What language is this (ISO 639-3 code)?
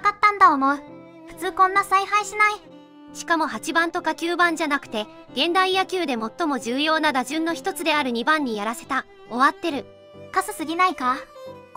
jpn